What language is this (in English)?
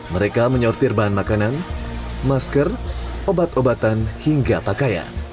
Indonesian